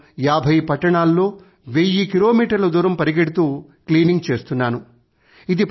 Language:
Telugu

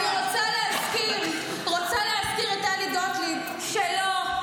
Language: Hebrew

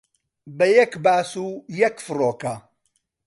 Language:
Central Kurdish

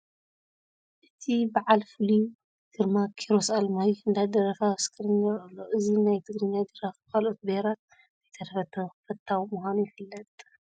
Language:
Tigrinya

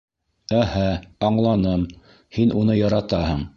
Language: Bashkir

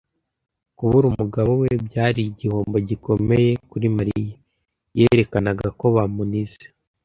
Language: Kinyarwanda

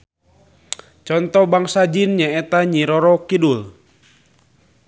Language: Sundanese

